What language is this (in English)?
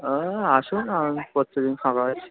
Bangla